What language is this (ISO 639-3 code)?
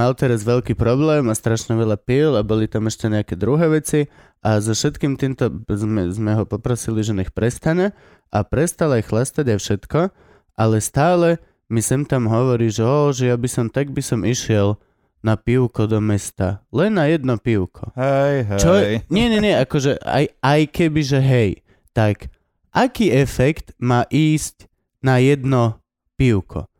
slk